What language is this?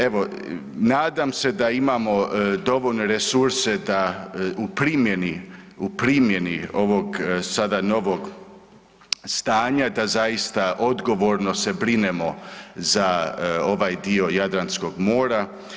Croatian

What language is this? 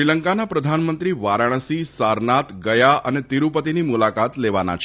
Gujarati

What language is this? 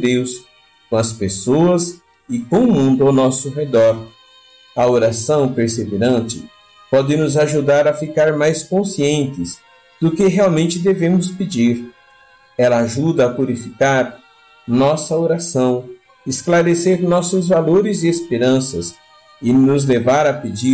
Portuguese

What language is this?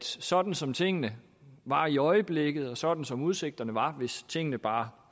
Danish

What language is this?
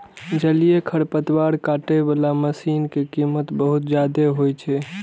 Maithili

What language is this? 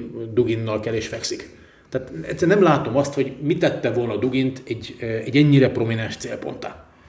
Hungarian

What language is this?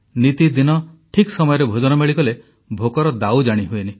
Odia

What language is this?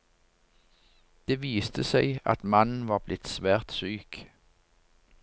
Norwegian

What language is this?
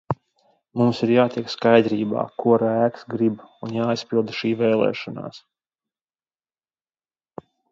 Latvian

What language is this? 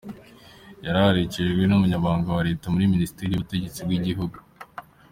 Kinyarwanda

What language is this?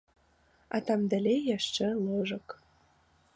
Belarusian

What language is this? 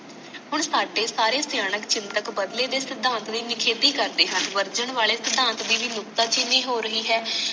Punjabi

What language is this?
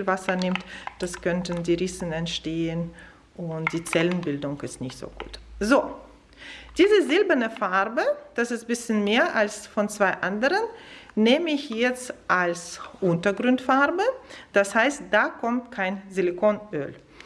German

